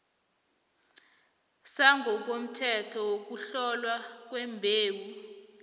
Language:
South Ndebele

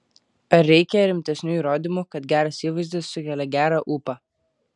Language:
Lithuanian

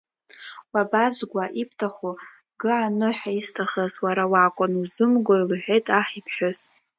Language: Abkhazian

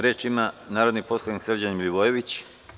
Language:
Serbian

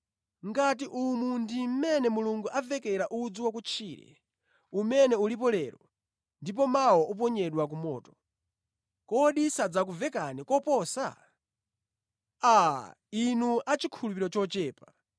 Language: Nyanja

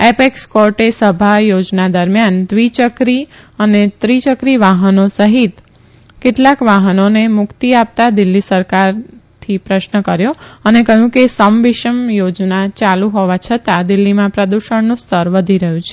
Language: Gujarati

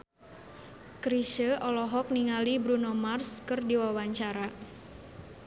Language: Sundanese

